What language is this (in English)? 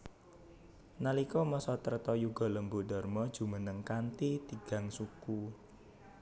Javanese